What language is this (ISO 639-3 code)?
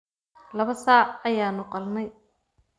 som